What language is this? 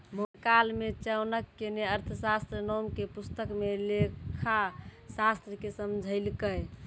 Maithili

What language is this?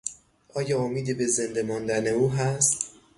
Persian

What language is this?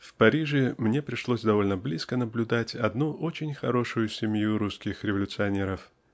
Russian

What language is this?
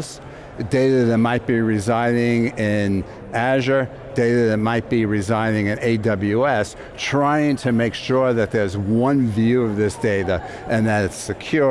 English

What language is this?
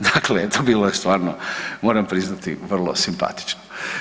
Croatian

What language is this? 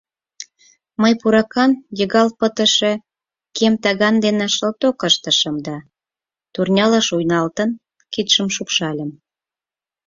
Mari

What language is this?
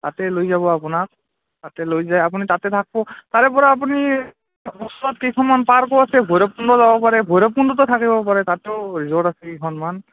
Assamese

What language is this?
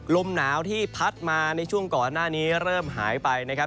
Thai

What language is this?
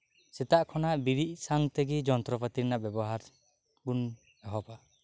Santali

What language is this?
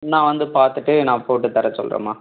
Tamil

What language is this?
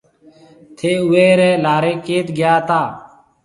Marwari (Pakistan)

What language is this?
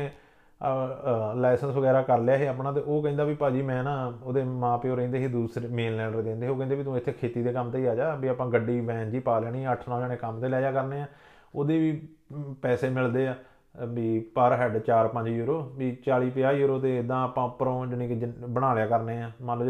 Punjabi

